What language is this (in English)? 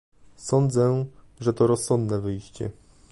Polish